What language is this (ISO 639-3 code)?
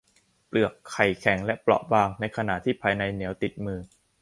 tha